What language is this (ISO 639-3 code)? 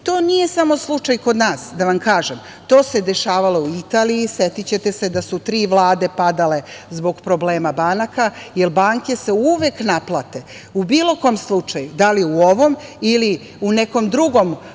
srp